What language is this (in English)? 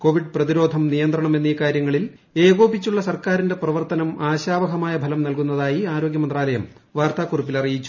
Malayalam